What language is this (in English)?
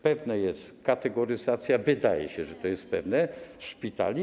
Polish